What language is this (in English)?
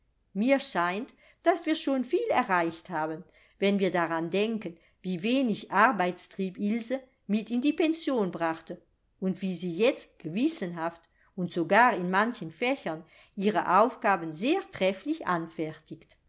German